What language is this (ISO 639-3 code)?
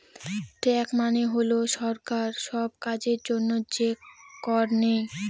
ben